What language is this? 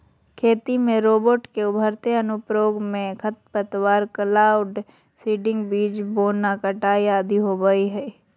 Magahi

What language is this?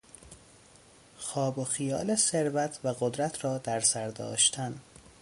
Persian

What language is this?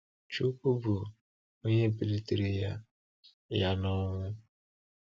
Igbo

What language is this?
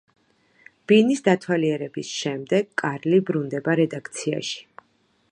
Georgian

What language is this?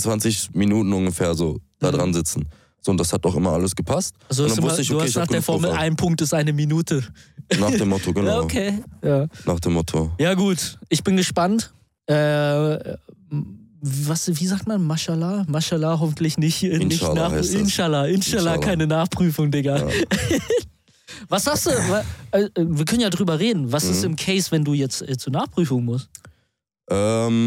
German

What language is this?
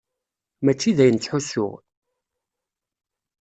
Kabyle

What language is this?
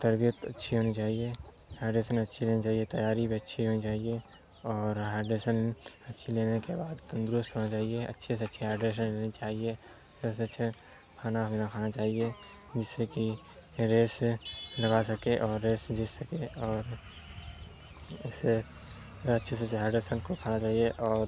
Urdu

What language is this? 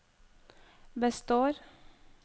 Norwegian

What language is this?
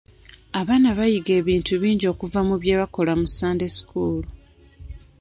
Ganda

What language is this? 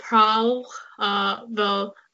Welsh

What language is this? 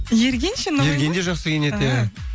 Kazakh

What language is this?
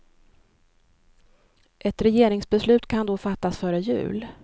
Swedish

